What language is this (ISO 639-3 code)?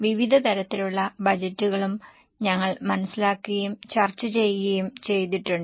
mal